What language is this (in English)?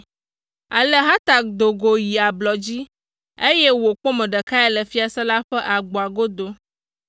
Ewe